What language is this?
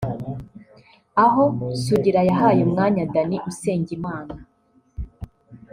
Kinyarwanda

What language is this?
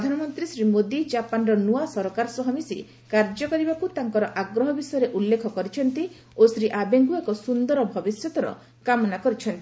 Odia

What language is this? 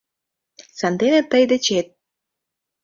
Mari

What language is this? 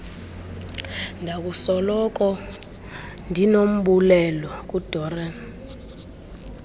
Xhosa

